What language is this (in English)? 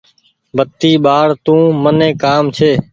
Goaria